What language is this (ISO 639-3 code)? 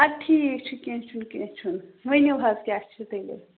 kas